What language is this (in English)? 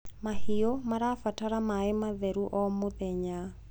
Kikuyu